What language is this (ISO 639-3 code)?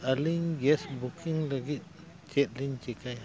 sat